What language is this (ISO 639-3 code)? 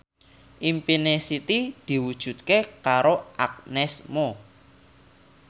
jav